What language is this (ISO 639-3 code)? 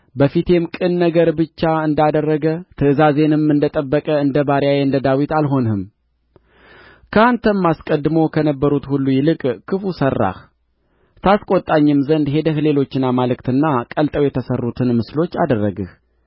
amh